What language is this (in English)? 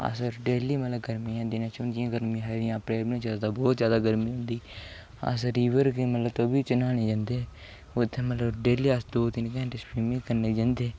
Dogri